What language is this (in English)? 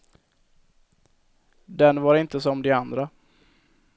Swedish